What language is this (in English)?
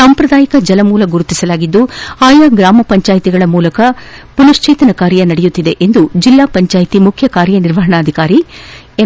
Kannada